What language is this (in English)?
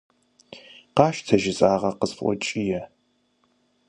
Kabardian